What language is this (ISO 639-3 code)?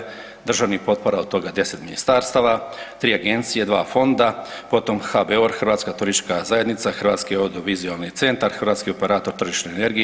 hrv